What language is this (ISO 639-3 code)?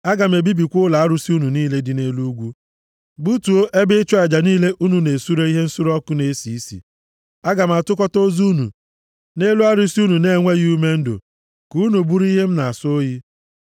ibo